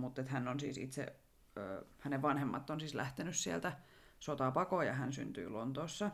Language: Finnish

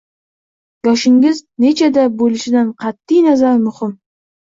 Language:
Uzbek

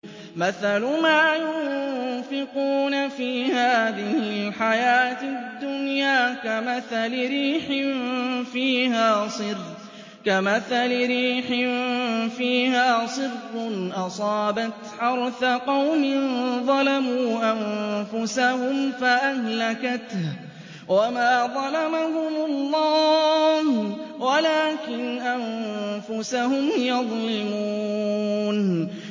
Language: Arabic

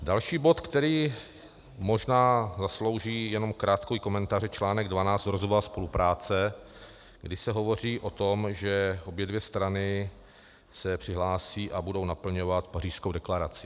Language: Czech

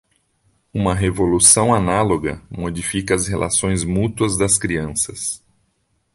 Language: Portuguese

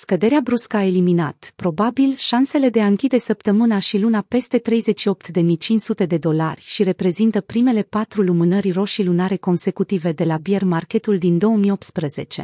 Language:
Romanian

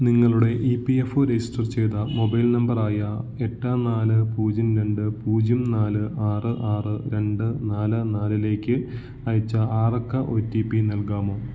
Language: Malayalam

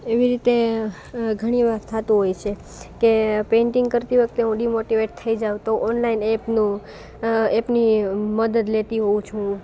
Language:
Gujarati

